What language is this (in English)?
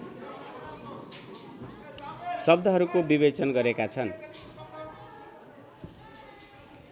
Nepali